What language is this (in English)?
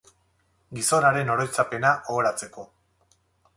Basque